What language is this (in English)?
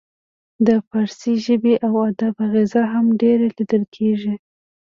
Pashto